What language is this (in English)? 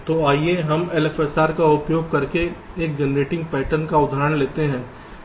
Hindi